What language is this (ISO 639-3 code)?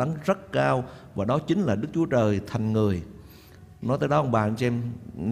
vie